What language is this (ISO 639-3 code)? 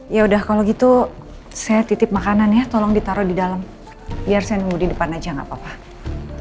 ind